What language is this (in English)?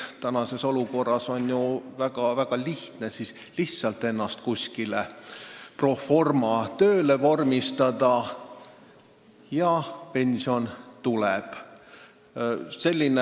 Estonian